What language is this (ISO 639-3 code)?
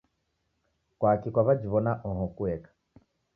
dav